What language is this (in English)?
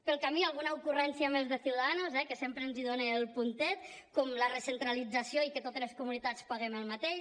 Catalan